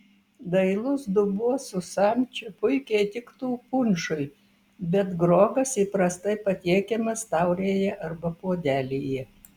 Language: Lithuanian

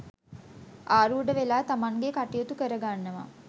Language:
Sinhala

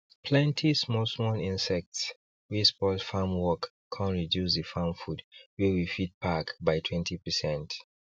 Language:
Nigerian Pidgin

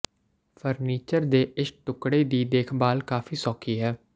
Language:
Punjabi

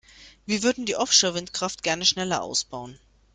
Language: German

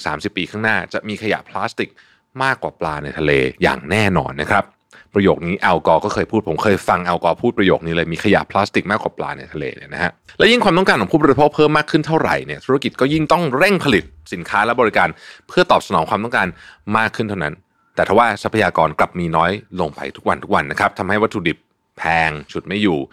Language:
Thai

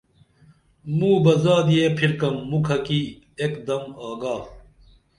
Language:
Dameli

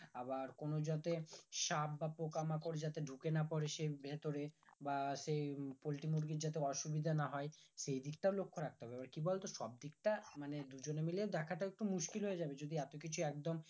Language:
Bangla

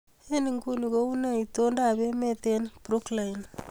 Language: Kalenjin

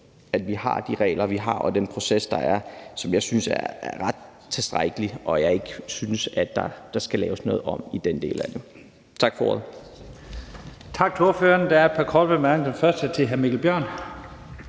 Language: Danish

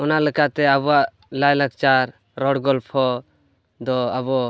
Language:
Santali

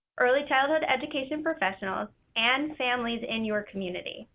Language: English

